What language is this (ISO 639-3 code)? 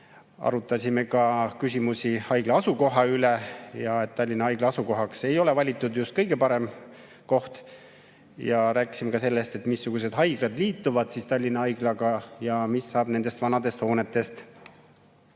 est